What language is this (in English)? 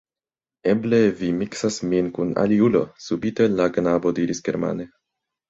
Esperanto